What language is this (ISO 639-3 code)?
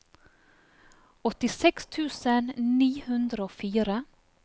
nor